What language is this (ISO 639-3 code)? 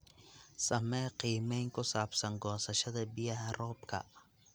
som